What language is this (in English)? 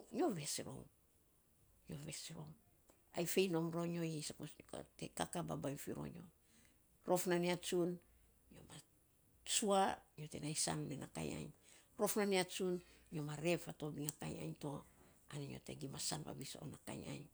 Saposa